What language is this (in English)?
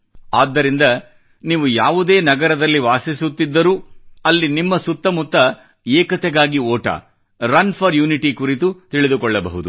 Kannada